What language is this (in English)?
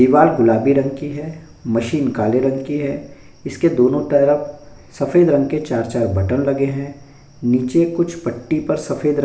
Hindi